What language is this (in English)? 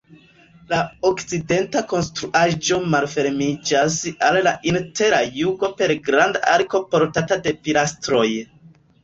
Esperanto